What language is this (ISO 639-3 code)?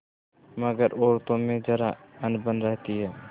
hin